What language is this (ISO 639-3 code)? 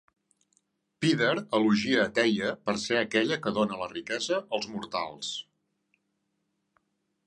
cat